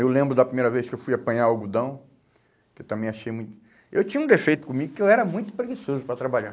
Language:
Portuguese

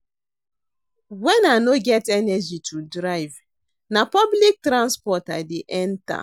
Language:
Nigerian Pidgin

